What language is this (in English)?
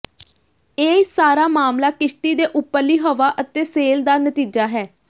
Punjabi